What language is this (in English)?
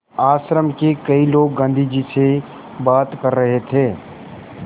Hindi